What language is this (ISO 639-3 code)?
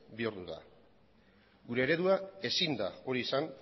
eus